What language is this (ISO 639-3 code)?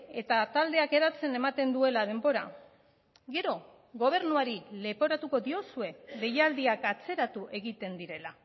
eus